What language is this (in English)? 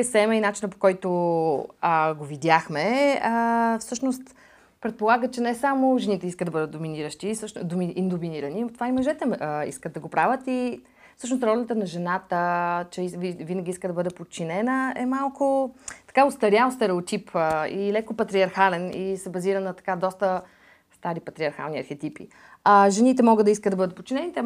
Bulgarian